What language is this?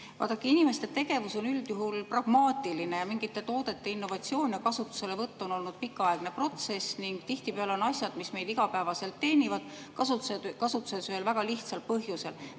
Estonian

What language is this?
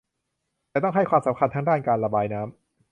Thai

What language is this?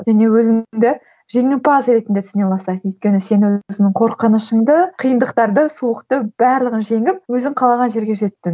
Kazakh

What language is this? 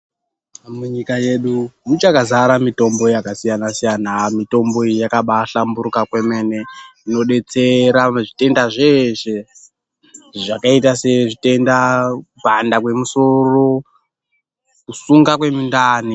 Ndau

